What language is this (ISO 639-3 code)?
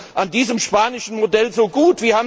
deu